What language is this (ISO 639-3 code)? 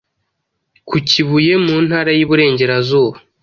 kin